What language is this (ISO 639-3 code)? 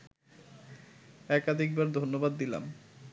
ben